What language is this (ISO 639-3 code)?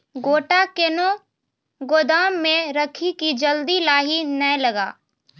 mai